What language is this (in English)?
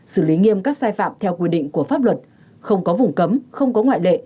Vietnamese